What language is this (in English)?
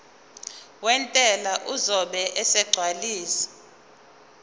Zulu